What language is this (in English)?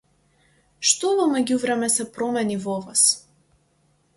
Macedonian